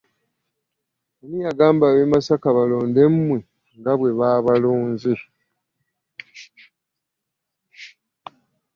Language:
Ganda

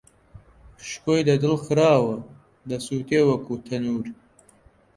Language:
Central Kurdish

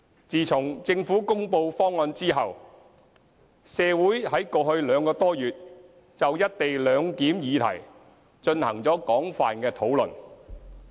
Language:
Cantonese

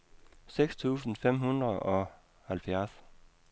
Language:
Danish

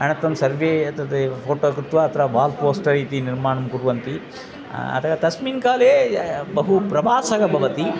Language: Sanskrit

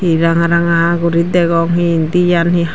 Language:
Chakma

